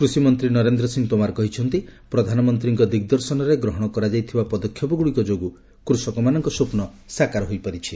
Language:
Odia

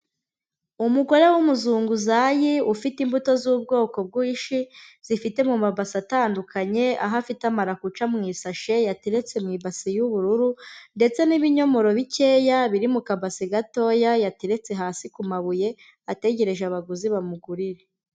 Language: Kinyarwanda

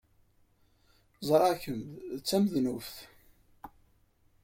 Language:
Kabyle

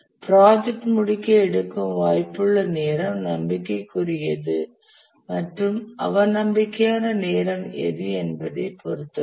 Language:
Tamil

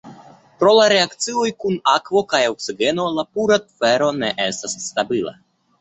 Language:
Esperanto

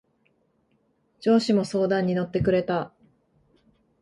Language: Japanese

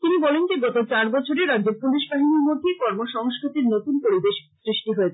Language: Bangla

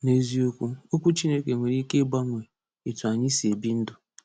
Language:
Igbo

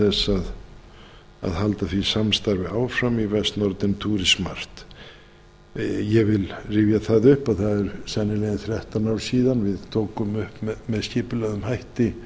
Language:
Icelandic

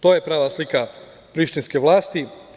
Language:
Serbian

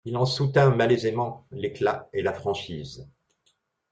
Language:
French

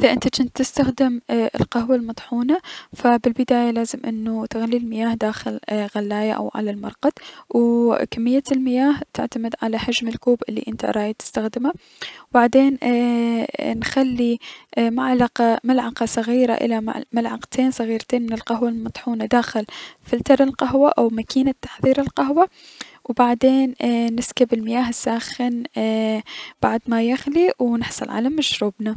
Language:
Mesopotamian Arabic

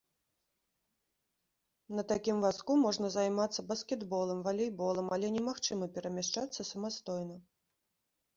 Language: Belarusian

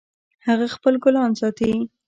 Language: Pashto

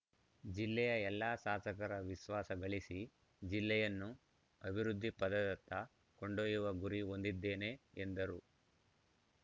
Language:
Kannada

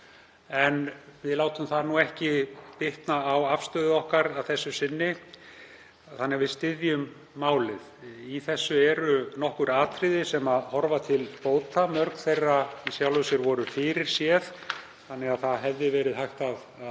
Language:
Icelandic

